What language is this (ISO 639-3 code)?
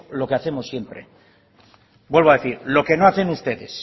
spa